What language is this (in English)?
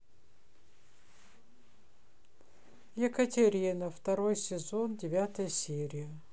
Russian